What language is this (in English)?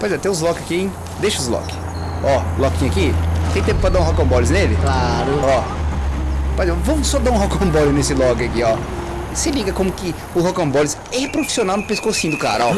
Portuguese